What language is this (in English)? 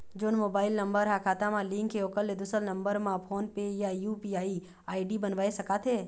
Chhattisgarhi